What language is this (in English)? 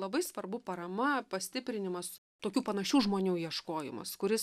Lithuanian